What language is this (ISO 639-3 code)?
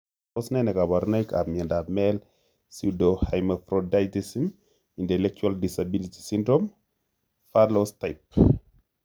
kln